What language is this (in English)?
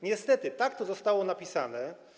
Polish